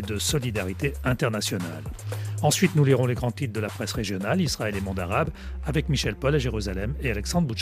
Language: French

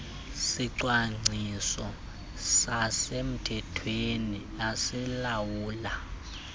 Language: Xhosa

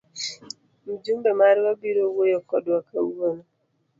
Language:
Luo (Kenya and Tanzania)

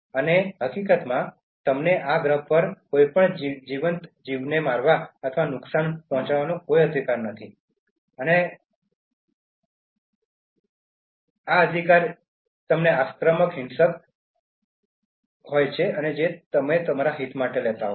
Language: Gujarati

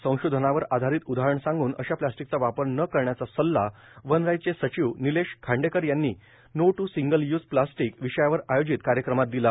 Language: Marathi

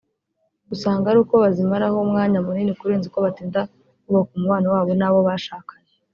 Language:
Kinyarwanda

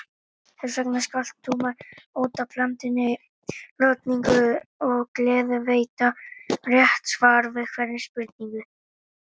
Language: Icelandic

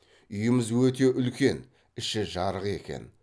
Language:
Kazakh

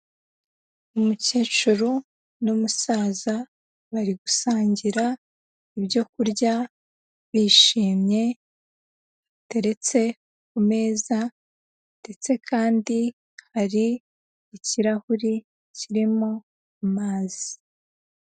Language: Kinyarwanda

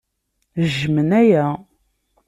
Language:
Kabyle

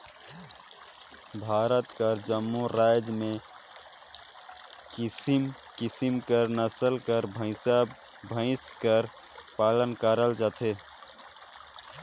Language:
Chhattisgarhi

